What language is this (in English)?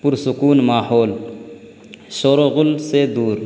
Urdu